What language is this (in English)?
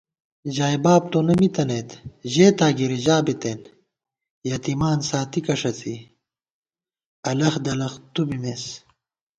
Gawar-Bati